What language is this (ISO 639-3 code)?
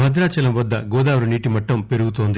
tel